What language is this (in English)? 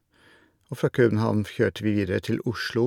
Norwegian